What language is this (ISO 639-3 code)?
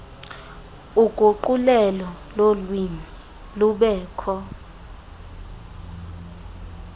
xho